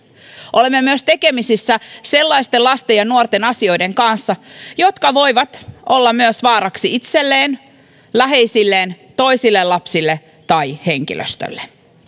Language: Finnish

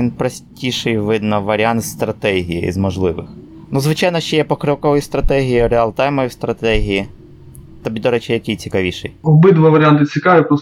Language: Ukrainian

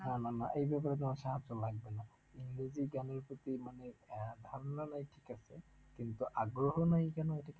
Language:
Bangla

